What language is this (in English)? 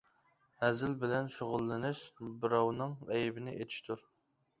Uyghur